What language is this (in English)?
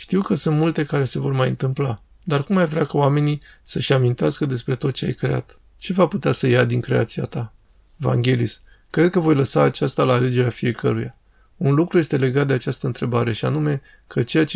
Romanian